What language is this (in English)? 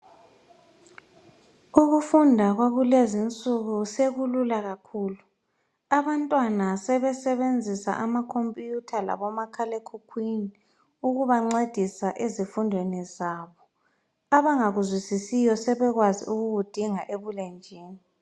North Ndebele